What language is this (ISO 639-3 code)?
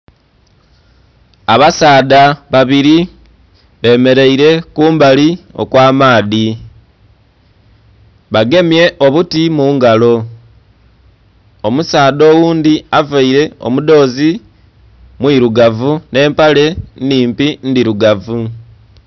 xog